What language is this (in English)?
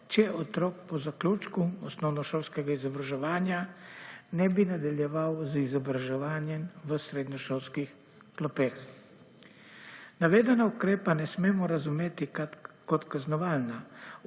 Slovenian